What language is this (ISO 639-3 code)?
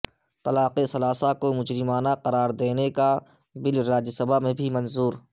urd